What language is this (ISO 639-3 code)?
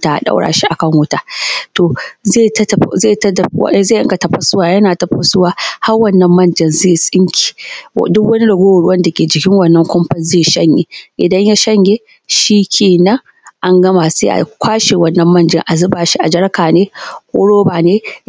hau